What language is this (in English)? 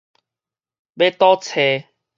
Min Nan Chinese